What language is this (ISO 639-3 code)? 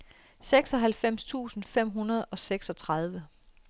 dan